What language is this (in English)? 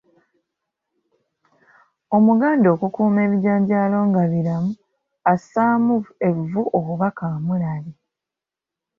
Ganda